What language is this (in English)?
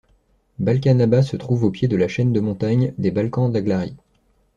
French